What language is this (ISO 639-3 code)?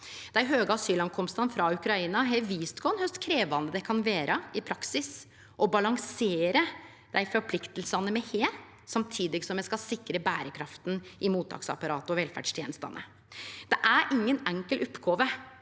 nor